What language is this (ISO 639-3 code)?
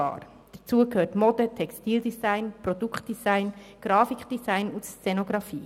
gsw